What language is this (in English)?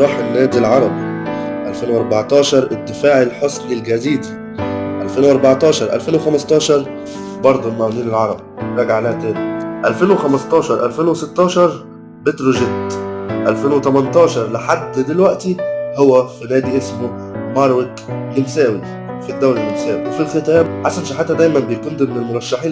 Arabic